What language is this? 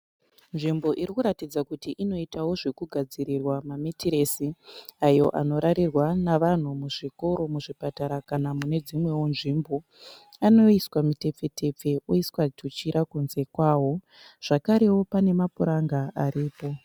Shona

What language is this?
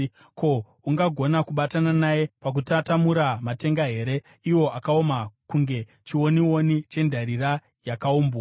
Shona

